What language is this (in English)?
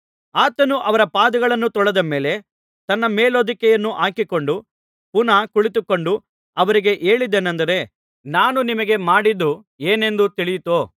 Kannada